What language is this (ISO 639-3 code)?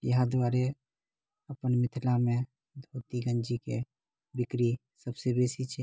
mai